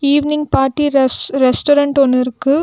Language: Tamil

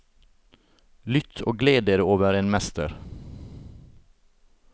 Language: Norwegian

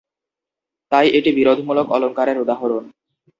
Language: Bangla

